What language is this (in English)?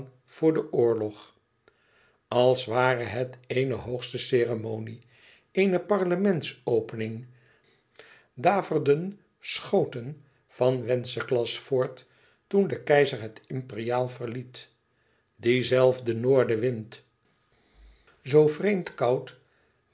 Dutch